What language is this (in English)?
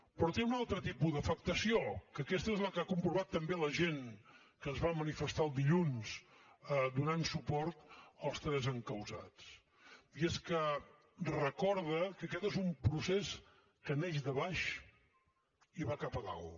Catalan